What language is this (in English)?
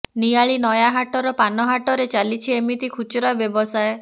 Odia